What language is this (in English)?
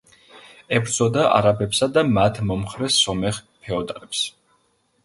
Georgian